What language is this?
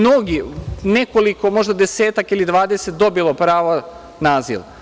Serbian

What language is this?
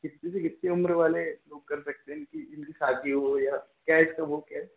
Hindi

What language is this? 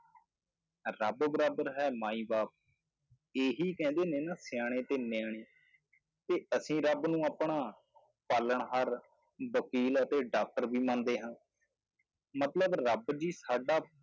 Punjabi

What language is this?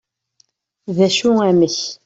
Kabyle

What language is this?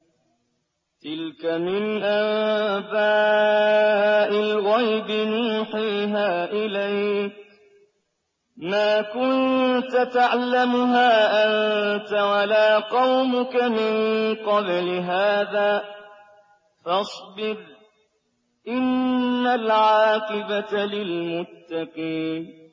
Arabic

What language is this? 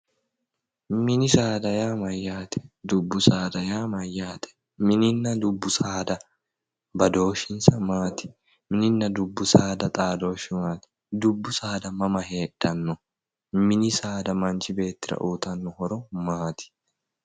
Sidamo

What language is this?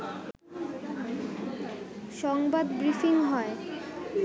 Bangla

